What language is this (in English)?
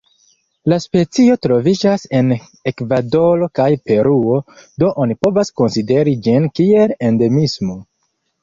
Esperanto